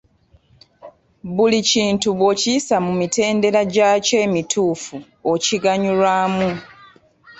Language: Ganda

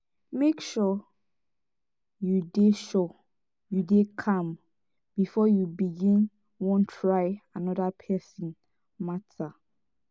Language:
Nigerian Pidgin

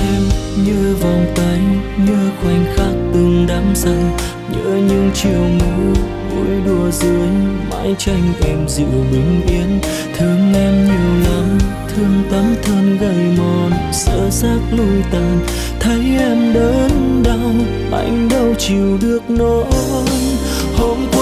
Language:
Vietnamese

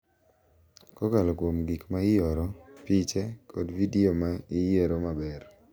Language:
Luo (Kenya and Tanzania)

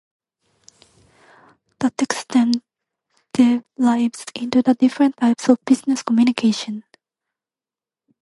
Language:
English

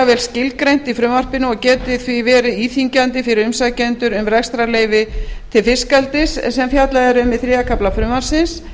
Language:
Icelandic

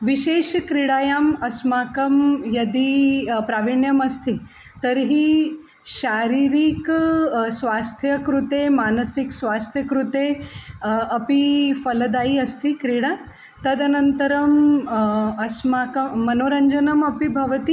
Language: Sanskrit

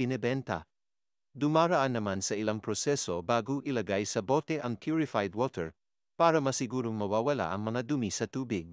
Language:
Filipino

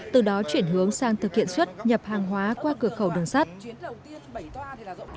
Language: Vietnamese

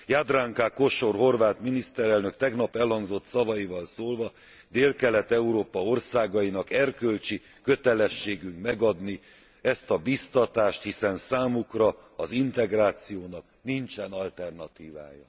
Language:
Hungarian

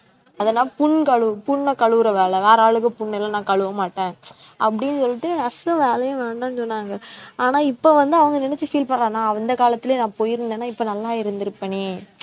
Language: Tamil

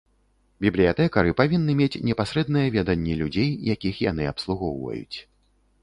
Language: Belarusian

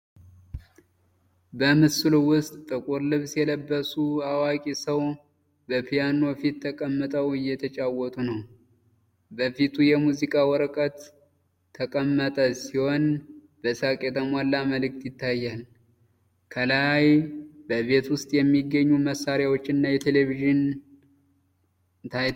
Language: Amharic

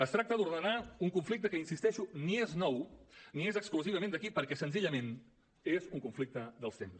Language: Catalan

